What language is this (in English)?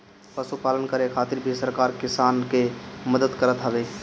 Bhojpuri